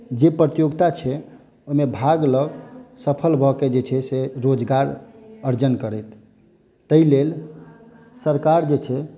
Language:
Maithili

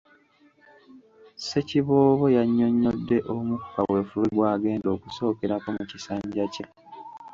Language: Ganda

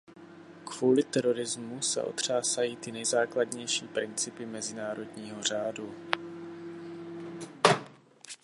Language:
Czech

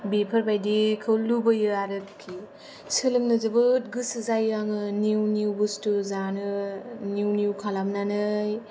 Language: Bodo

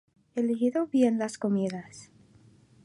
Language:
Spanish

